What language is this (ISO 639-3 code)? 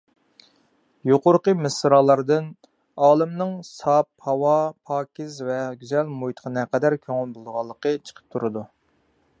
uig